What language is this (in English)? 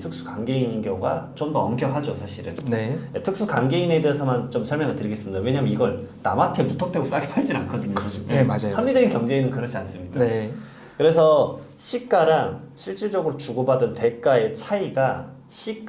Korean